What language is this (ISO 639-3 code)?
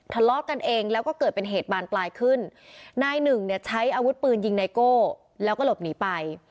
tha